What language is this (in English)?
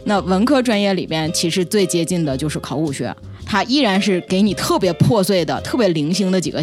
Chinese